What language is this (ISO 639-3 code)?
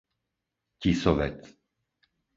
slk